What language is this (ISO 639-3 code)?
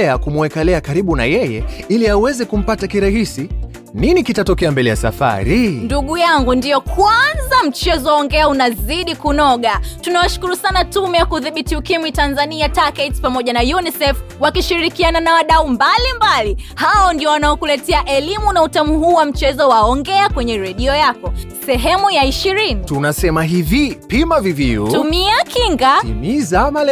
swa